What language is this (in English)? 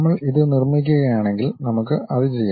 Malayalam